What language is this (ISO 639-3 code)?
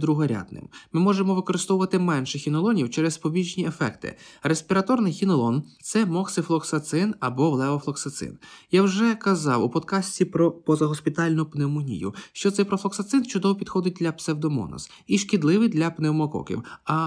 ukr